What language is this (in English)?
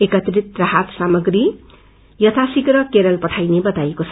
Nepali